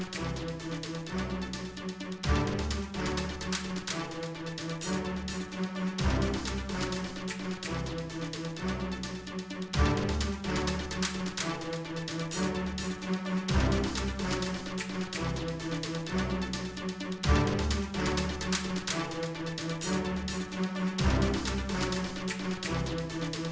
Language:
Indonesian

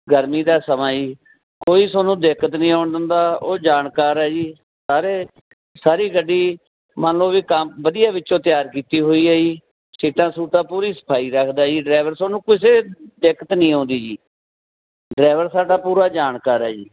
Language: Punjabi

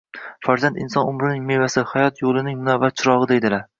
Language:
Uzbek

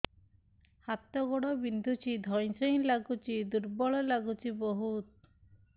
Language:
Odia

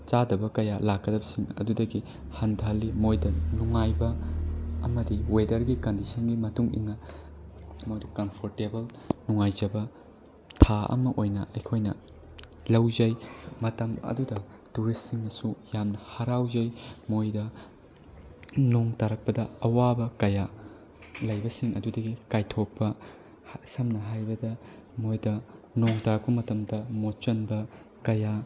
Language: Manipuri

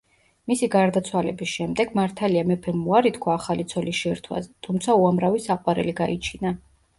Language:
Georgian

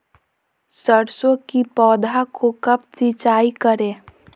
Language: Magahi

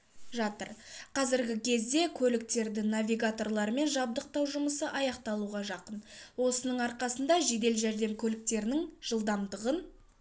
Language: Kazakh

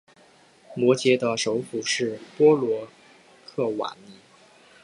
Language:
Chinese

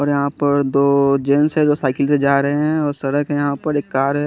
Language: Hindi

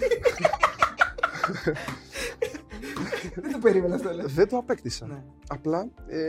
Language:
Greek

